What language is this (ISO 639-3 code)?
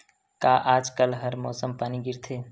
hne